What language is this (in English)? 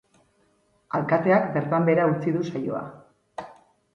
Basque